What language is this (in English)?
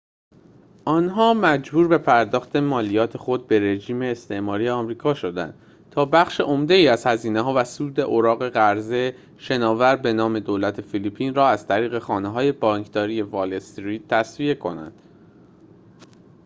Persian